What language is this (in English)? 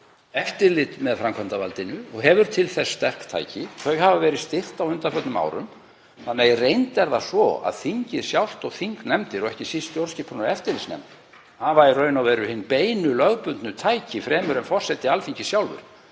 Icelandic